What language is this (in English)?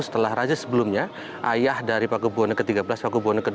Indonesian